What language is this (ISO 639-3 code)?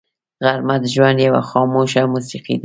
pus